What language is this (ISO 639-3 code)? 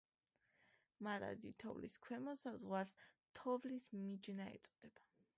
kat